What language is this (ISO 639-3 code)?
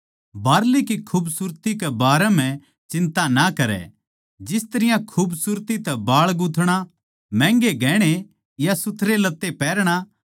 bgc